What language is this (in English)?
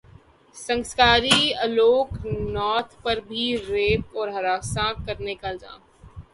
Urdu